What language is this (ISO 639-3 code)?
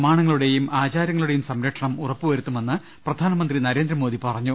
mal